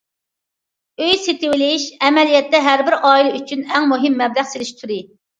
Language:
Uyghur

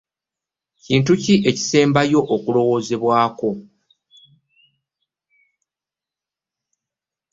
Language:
Ganda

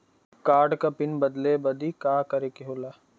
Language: Bhojpuri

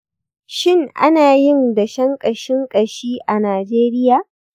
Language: Hausa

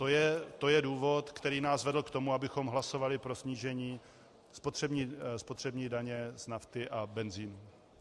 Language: Czech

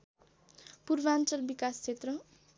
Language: Nepali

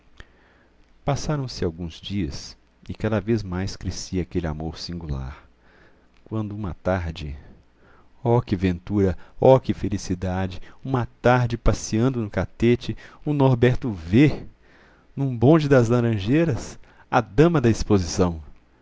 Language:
Portuguese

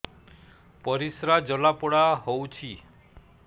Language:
Odia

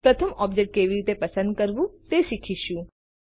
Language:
Gujarati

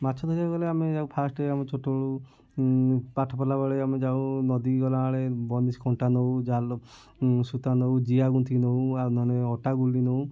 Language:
Odia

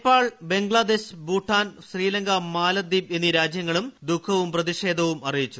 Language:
Malayalam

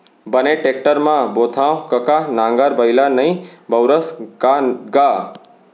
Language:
Chhattisgarhi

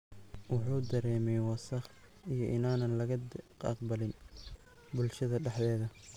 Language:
Somali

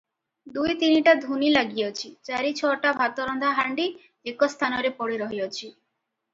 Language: Odia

